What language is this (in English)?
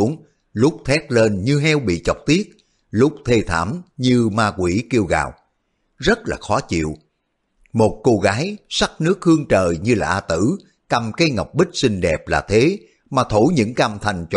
Vietnamese